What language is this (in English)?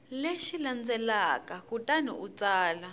Tsonga